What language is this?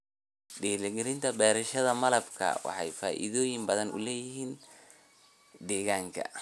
Somali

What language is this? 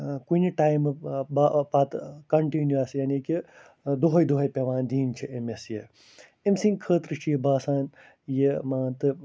Kashmiri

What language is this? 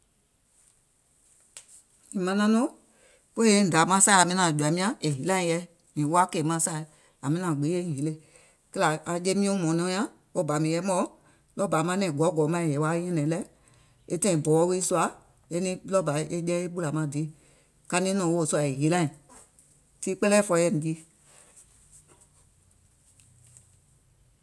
Gola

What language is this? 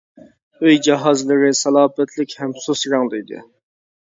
Uyghur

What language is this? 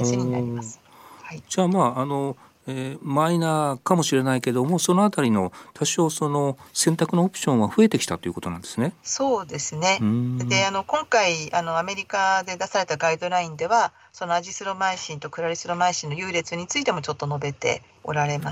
Japanese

